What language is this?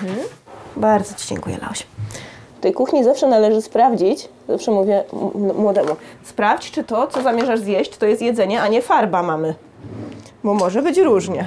Polish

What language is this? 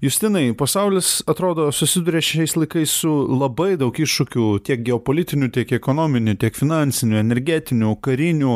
Lithuanian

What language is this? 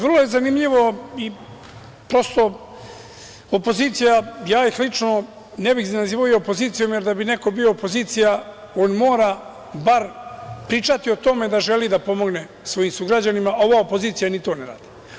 Serbian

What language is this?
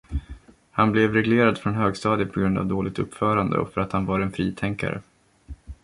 Swedish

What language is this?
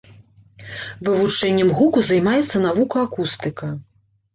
Belarusian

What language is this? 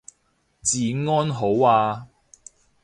Cantonese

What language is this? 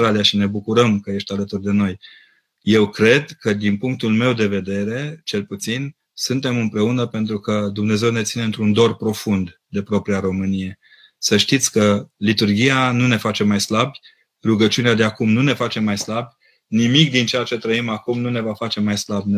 Romanian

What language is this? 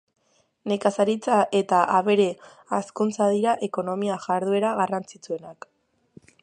Basque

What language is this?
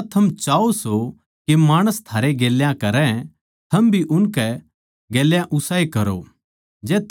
Haryanvi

